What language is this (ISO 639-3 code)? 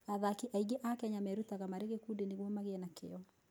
kik